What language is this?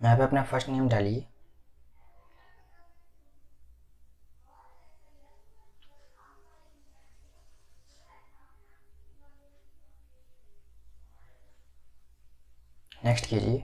Hindi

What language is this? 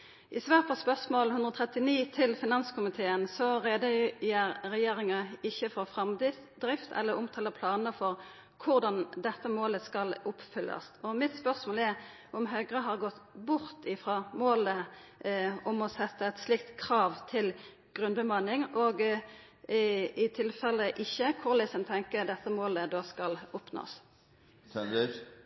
Norwegian Nynorsk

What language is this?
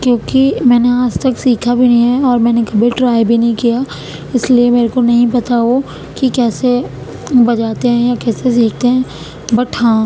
Urdu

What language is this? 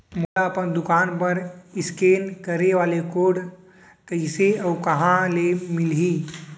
Chhattisgarhi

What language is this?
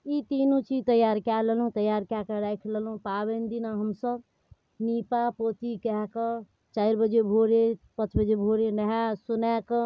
Maithili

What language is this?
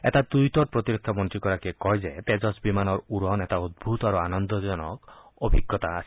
Assamese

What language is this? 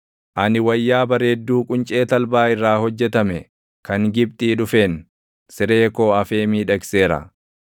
Oromo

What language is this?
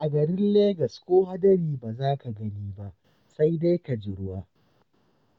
Hausa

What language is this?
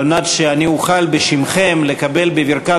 Hebrew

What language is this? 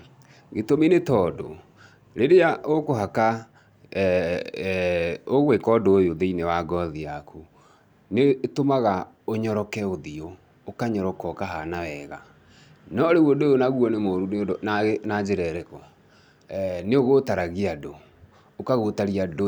Kikuyu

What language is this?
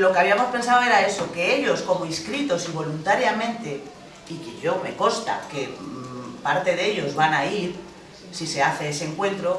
Spanish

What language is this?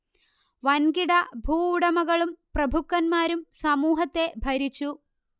Malayalam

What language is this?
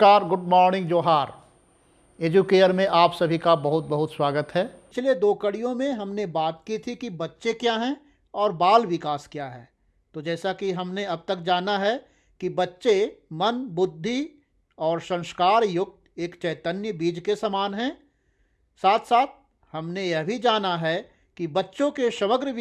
Hindi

